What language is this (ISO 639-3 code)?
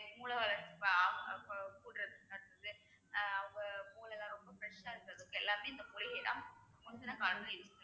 tam